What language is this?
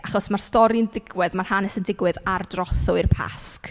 Welsh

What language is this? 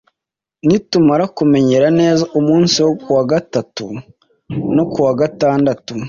Kinyarwanda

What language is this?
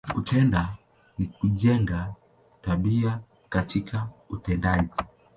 Swahili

